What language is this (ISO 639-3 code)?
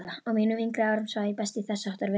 isl